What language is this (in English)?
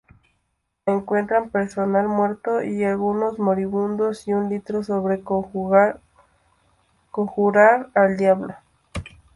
Spanish